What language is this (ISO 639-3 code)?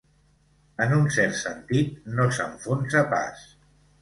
cat